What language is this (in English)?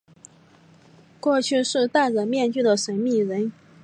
Chinese